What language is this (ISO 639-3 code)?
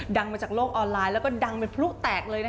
tha